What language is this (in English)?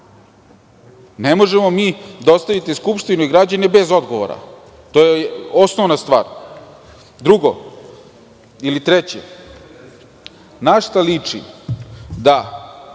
Serbian